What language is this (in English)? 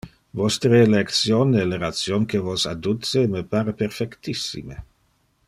Interlingua